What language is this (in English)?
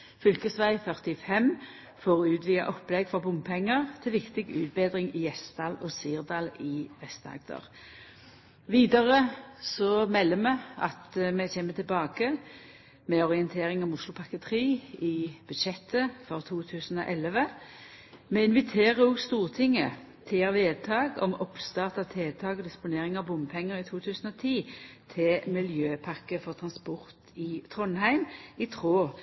Norwegian Nynorsk